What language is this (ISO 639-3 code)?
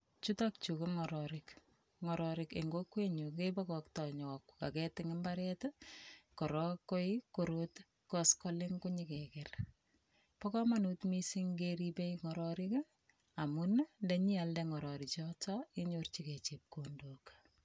kln